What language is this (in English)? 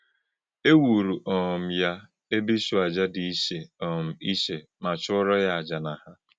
Igbo